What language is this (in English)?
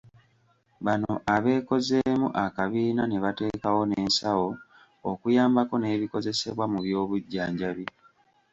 Ganda